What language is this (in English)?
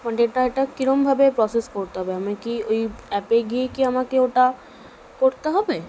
Bangla